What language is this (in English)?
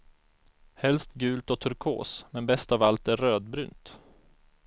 Swedish